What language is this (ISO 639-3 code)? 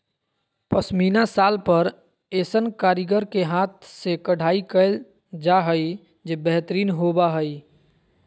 mag